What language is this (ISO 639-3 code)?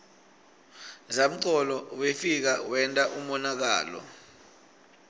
ssw